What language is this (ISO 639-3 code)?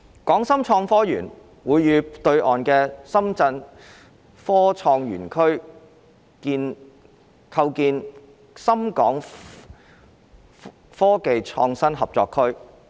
yue